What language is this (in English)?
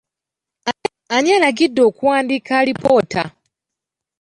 Ganda